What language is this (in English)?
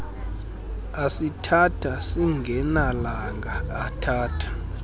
Xhosa